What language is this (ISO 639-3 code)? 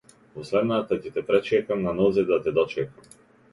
mkd